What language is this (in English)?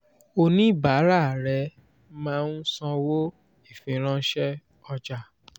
Yoruba